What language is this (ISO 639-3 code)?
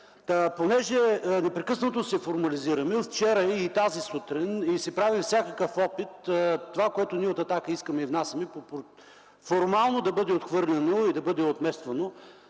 bul